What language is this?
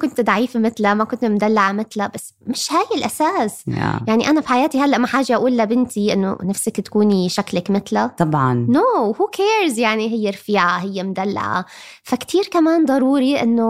Arabic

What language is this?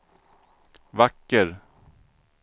Swedish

